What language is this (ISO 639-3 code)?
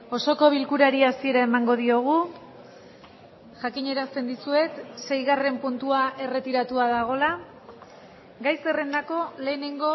eus